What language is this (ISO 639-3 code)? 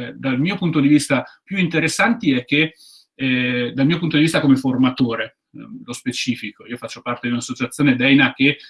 ita